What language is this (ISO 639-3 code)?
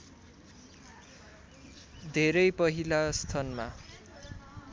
nep